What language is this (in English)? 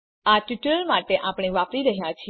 Gujarati